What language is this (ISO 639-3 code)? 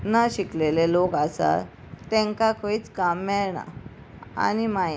kok